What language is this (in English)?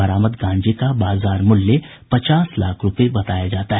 Hindi